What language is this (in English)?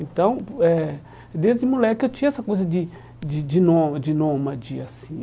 Portuguese